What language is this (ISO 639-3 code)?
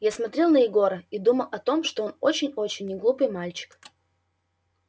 rus